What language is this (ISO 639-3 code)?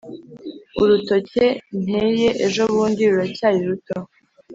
kin